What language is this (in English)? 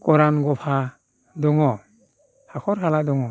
Bodo